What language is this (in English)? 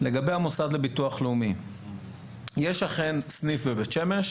Hebrew